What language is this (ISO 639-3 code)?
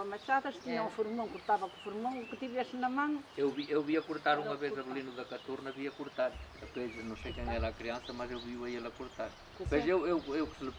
por